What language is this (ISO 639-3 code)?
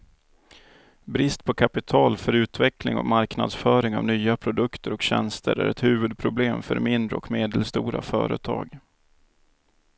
swe